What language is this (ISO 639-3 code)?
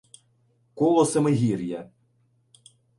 ukr